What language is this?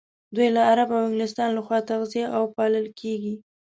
Pashto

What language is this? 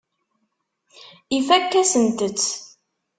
Kabyle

